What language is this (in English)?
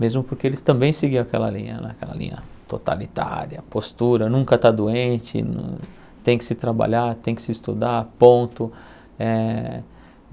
Portuguese